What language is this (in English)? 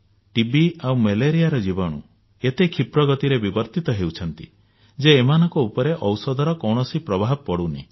Odia